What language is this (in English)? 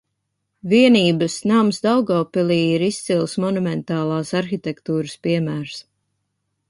Latvian